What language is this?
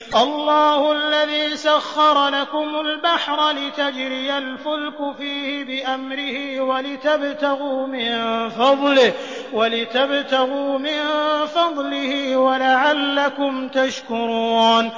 Arabic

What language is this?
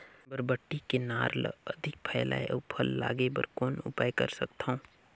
Chhattisgarhi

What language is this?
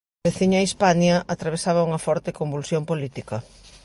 Galician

